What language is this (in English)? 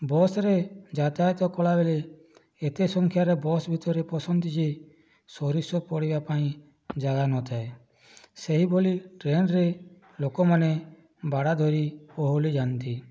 Odia